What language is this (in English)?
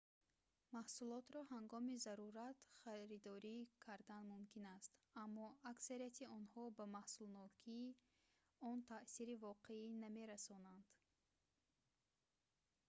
Tajik